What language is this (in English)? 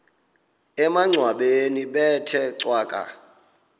Xhosa